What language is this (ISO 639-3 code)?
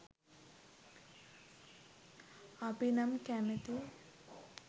sin